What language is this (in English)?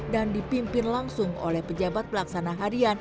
Indonesian